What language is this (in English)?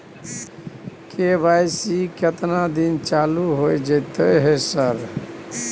Maithili